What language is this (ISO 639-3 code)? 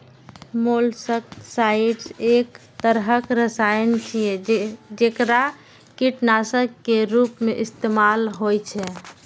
mai